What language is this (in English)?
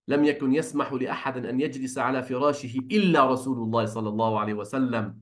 Arabic